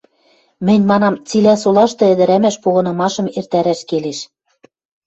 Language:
Western Mari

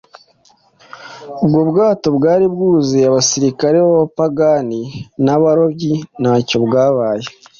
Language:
Kinyarwanda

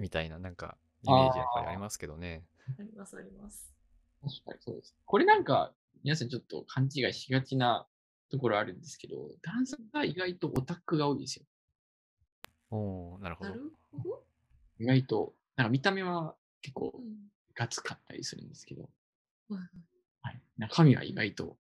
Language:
Japanese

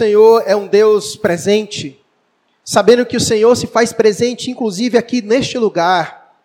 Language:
Portuguese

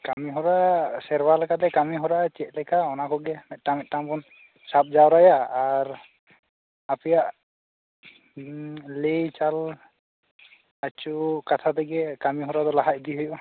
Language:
Santali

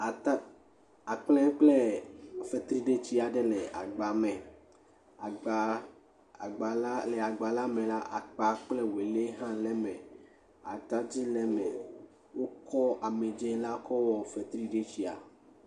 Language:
Ewe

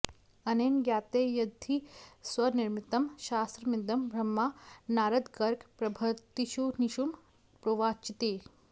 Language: Sanskrit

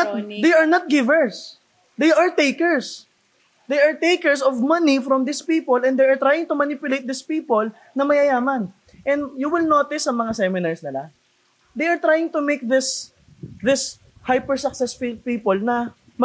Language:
Filipino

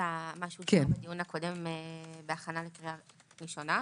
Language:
Hebrew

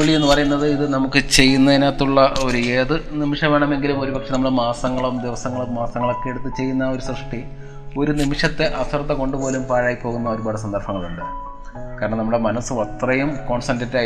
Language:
Malayalam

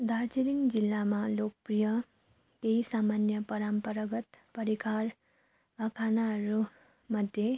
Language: Nepali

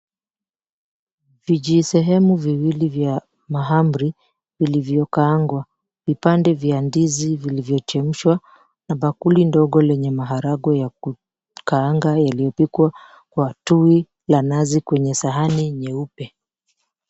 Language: Swahili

